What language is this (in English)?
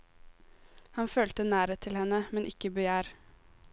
Norwegian